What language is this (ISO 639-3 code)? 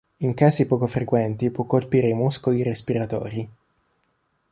ita